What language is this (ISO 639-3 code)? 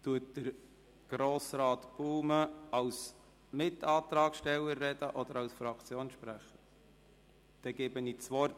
gsw